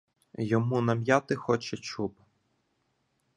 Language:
Ukrainian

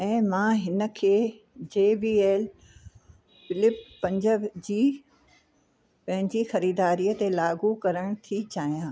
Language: Sindhi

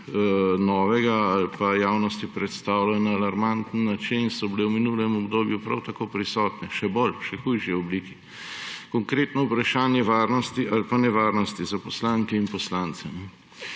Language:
Slovenian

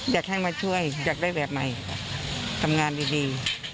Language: Thai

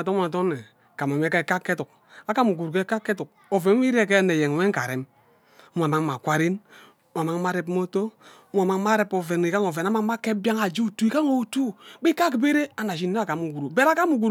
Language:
Ubaghara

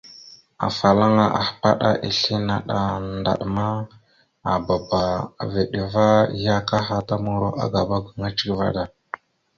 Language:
Mada (Cameroon)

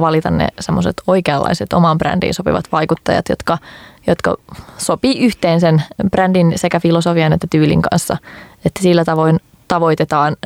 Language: Finnish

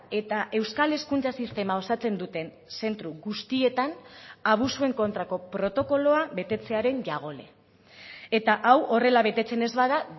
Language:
Basque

